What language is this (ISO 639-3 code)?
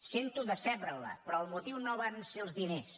cat